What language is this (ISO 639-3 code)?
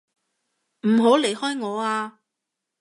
yue